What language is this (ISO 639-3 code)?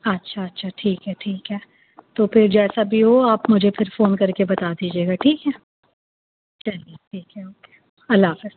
urd